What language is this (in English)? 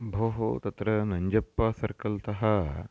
Sanskrit